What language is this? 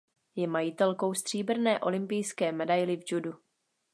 Czech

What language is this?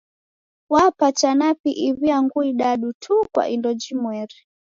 Taita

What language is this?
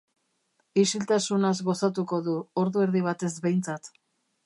Basque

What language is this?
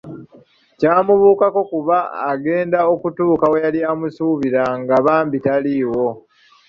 Ganda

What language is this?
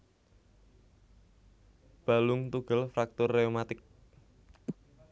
Javanese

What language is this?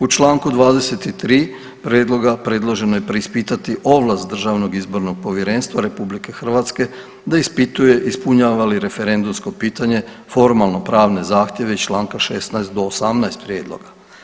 Croatian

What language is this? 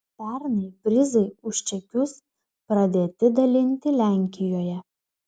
Lithuanian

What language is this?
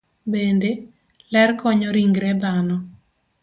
Luo (Kenya and Tanzania)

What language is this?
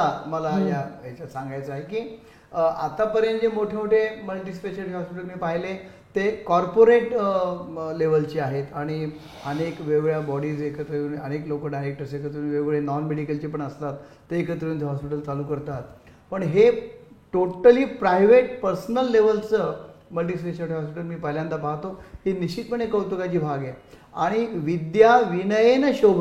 Marathi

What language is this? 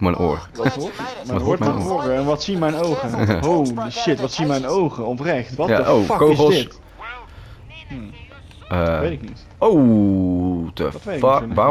Dutch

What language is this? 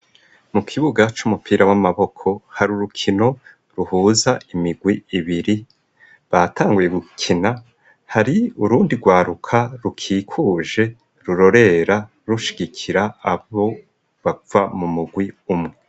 Rundi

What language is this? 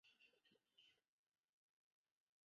Chinese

